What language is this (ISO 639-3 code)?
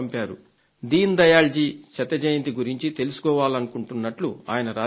tel